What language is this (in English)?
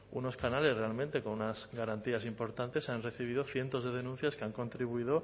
Spanish